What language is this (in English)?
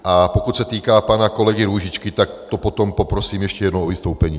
Czech